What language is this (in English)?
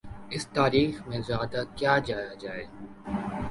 Urdu